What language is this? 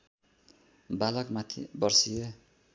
Nepali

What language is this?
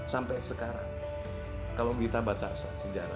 Indonesian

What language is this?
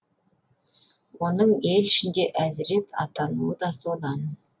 Kazakh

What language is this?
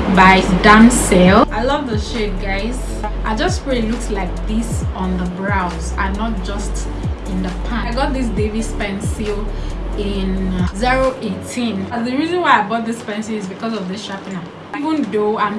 English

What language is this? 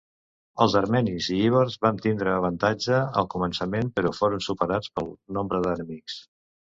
Catalan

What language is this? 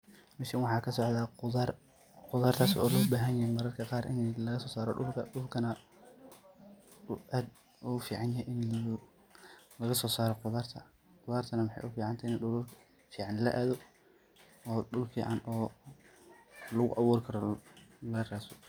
Somali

